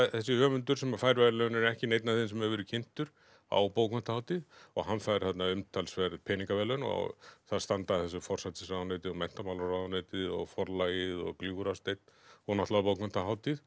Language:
Icelandic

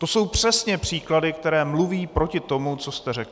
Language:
Czech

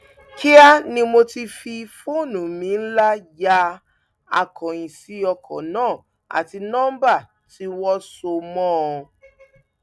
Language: Yoruba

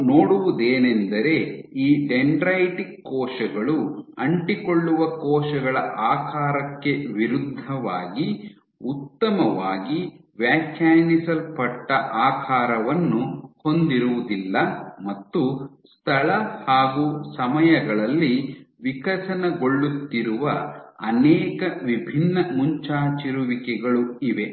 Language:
Kannada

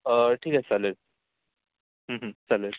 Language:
Marathi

